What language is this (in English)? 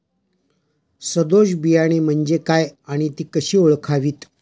Marathi